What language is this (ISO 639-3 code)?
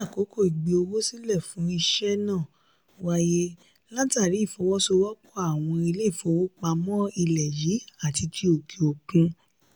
yor